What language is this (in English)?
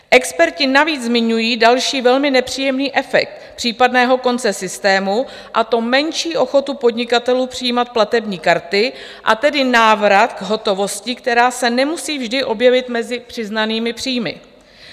Czech